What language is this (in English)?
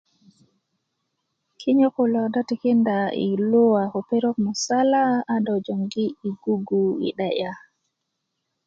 Kuku